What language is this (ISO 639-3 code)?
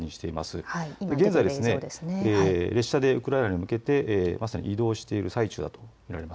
jpn